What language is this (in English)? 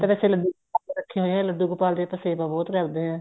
Punjabi